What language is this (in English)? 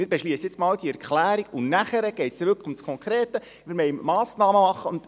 Swiss German